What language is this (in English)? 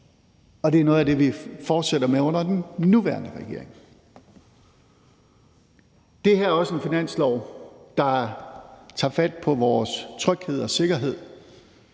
Danish